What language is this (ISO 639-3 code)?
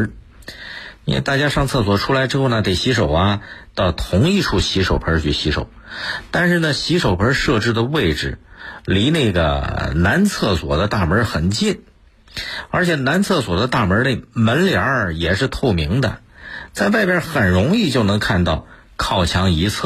zho